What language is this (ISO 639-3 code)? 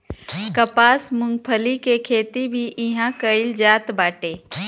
bho